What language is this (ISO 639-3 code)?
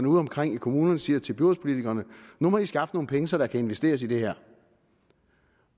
dan